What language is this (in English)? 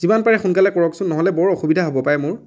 Assamese